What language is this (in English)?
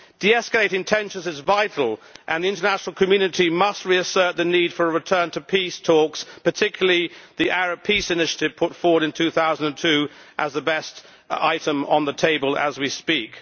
English